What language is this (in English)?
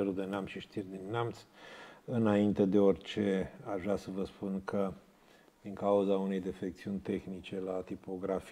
Romanian